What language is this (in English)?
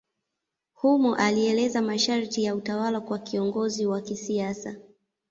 Swahili